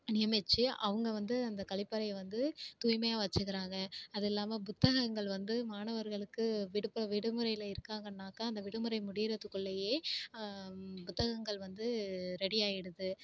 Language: Tamil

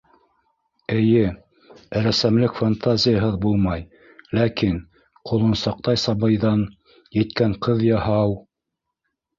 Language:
Bashkir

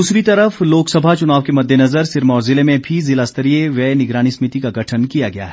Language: Hindi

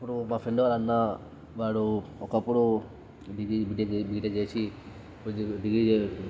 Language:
Telugu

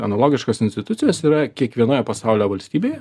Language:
Lithuanian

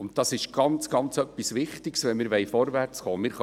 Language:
Swiss German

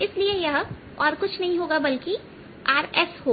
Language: Hindi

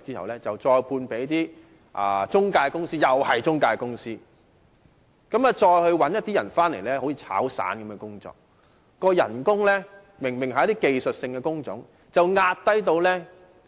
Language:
Cantonese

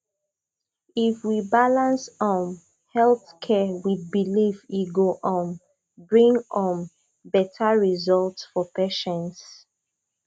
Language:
Nigerian Pidgin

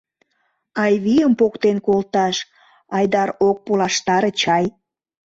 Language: Mari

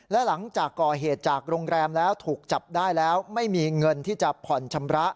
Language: Thai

